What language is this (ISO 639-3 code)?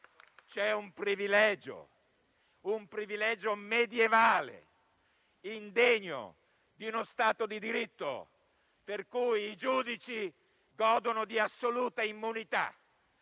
ita